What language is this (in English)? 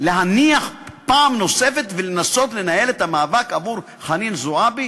Hebrew